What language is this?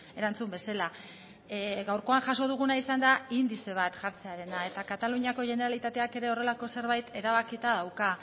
Basque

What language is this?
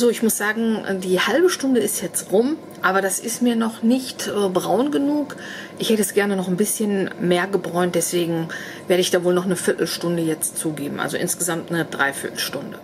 German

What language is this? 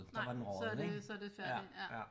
Danish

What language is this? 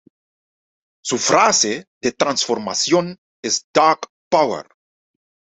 Spanish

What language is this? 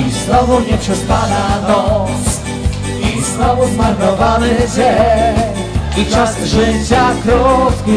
Polish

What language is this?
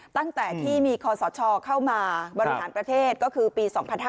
Thai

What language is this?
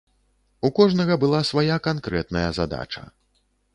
Belarusian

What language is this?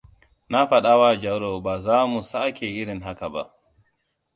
Hausa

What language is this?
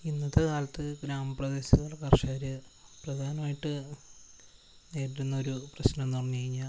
Malayalam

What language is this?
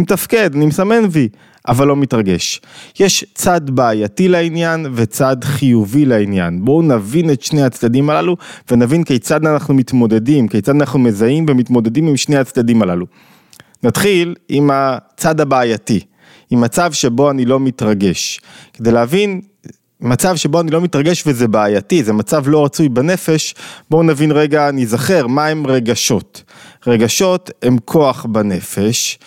Hebrew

